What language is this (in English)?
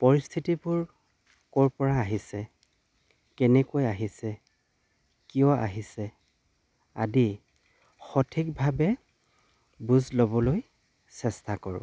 Assamese